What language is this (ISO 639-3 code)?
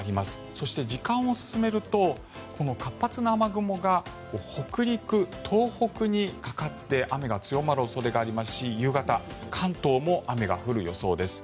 jpn